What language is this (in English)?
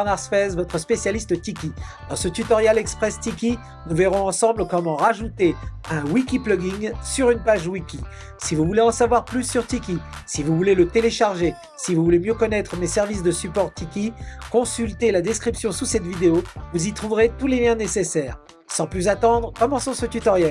French